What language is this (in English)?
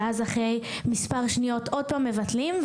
Hebrew